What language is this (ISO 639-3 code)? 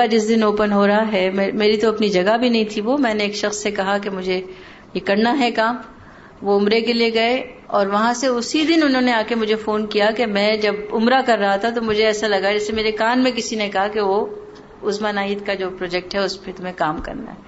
urd